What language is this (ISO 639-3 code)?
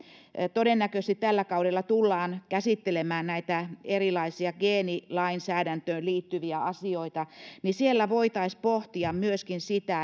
fin